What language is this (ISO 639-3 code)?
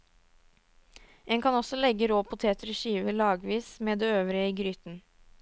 nor